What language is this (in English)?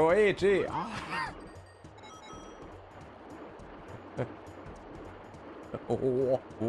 German